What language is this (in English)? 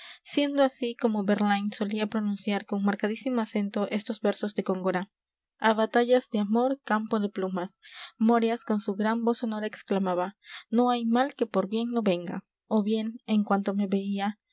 Spanish